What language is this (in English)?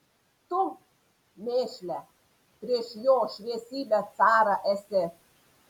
Lithuanian